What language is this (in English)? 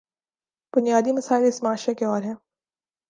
Urdu